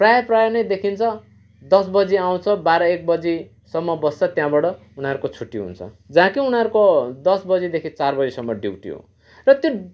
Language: Nepali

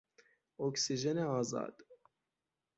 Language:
Persian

